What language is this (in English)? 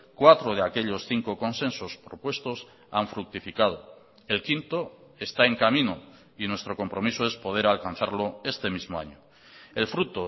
Spanish